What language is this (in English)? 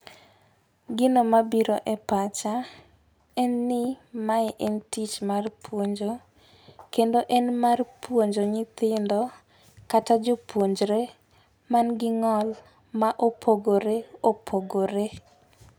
Luo (Kenya and Tanzania)